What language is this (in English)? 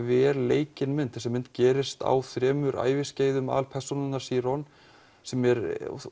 Icelandic